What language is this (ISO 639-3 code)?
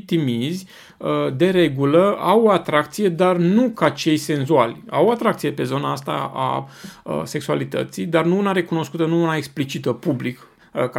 ron